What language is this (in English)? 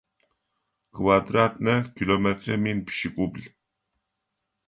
Adyghe